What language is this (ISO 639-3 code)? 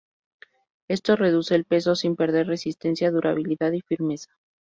spa